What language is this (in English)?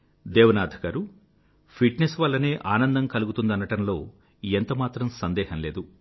Telugu